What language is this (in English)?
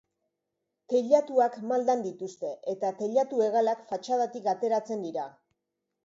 Basque